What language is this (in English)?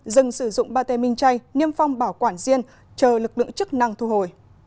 Vietnamese